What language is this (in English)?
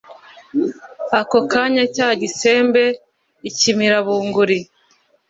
Kinyarwanda